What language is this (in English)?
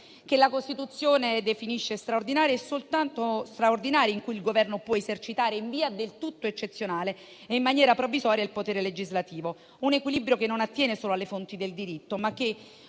Italian